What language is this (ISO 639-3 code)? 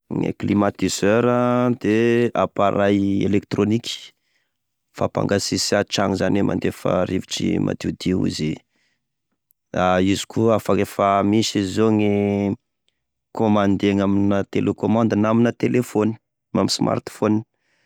tkg